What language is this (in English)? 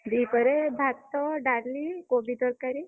Odia